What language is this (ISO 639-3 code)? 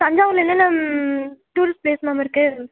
tam